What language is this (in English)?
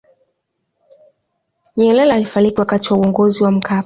Swahili